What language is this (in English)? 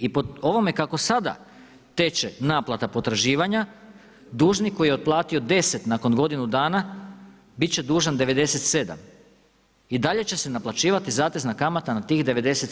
Croatian